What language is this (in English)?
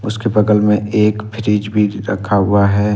Hindi